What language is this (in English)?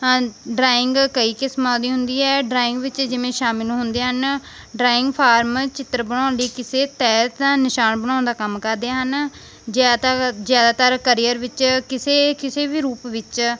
Punjabi